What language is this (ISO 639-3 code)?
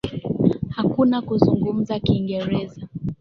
swa